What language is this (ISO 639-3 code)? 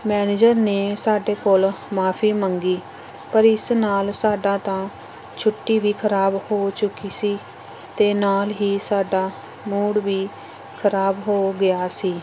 pan